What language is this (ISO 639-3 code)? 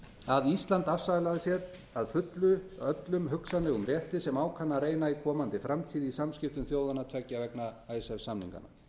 isl